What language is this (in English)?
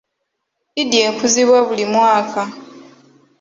Ganda